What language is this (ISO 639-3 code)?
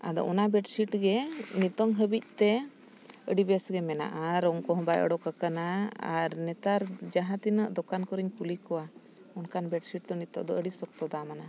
sat